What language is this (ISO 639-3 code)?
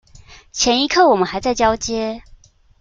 zho